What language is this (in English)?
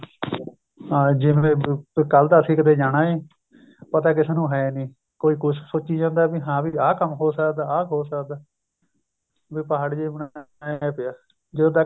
Punjabi